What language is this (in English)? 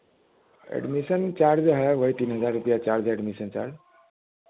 Hindi